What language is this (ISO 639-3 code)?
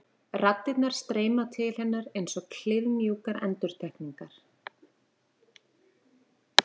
isl